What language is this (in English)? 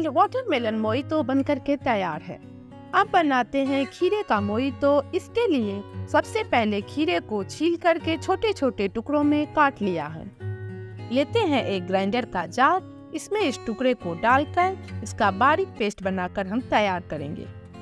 Hindi